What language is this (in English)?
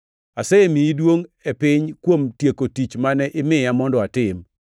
Luo (Kenya and Tanzania)